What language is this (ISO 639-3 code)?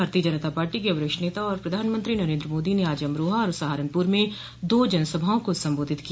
hin